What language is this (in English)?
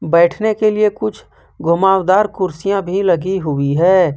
Hindi